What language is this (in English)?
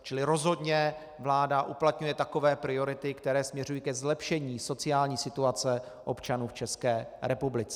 Czech